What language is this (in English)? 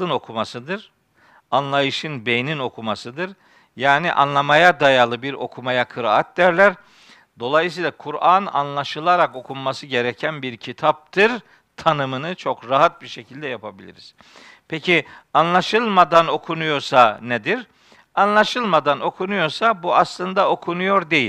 Turkish